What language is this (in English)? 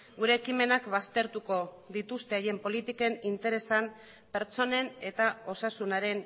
Basque